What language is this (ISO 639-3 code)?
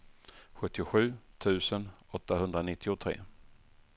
swe